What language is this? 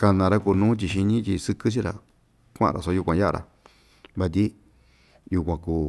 Ixtayutla Mixtec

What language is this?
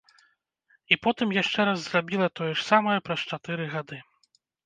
Belarusian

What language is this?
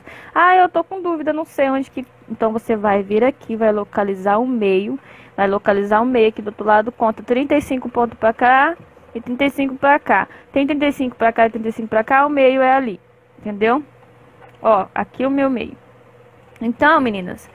Portuguese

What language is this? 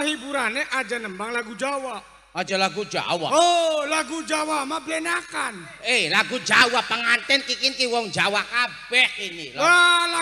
Indonesian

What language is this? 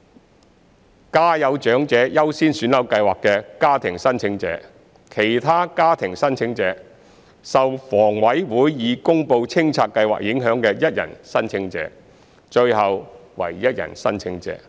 Cantonese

